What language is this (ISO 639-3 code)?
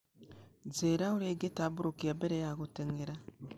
kik